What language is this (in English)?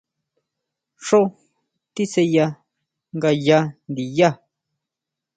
Huautla Mazatec